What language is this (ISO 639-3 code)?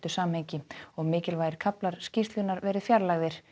isl